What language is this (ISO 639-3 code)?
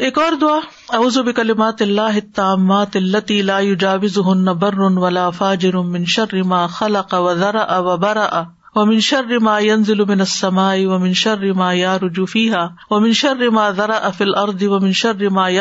urd